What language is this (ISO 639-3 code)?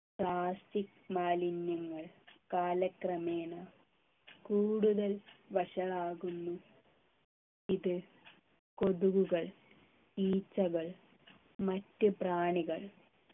mal